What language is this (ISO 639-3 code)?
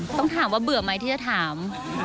tha